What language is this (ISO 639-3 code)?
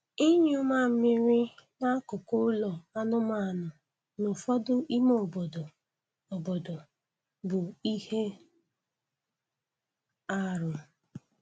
ibo